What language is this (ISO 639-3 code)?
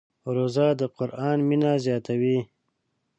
pus